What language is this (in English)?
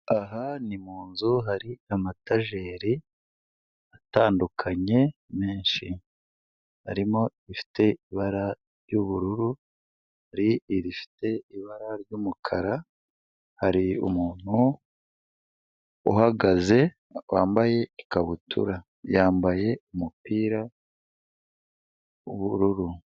Kinyarwanda